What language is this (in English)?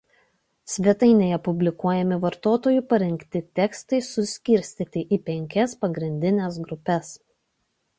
Lithuanian